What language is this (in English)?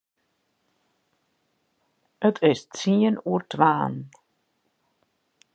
Western Frisian